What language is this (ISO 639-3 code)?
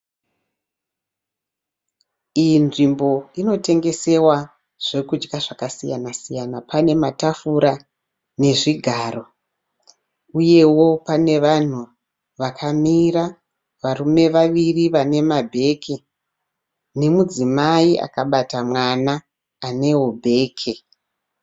sna